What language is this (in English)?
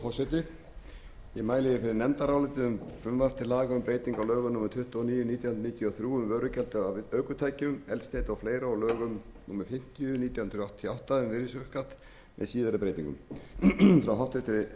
Icelandic